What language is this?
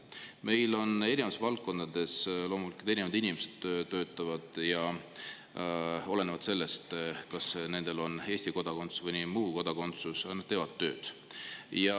Estonian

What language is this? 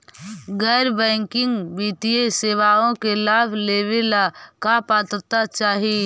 Magahi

